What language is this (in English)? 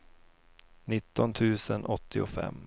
Swedish